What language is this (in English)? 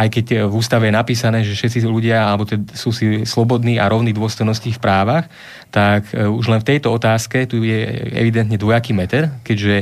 Slovak